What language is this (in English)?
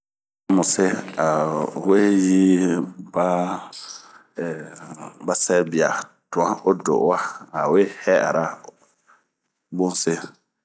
Bomu